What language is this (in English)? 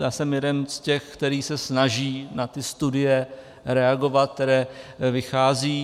Czech